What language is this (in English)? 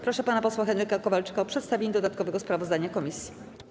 Polish